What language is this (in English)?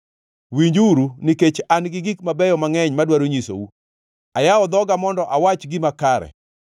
Luo (Kenya and Tanzania)